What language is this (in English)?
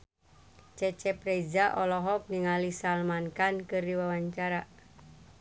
Sundanese